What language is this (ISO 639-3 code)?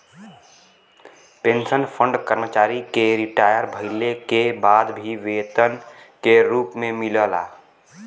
bho